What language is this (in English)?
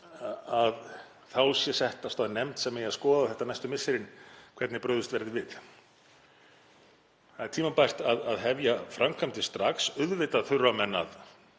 Icelandic